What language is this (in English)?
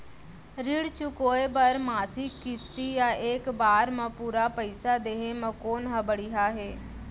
Chhattisgarhi